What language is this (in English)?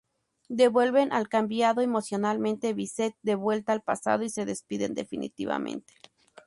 Spanish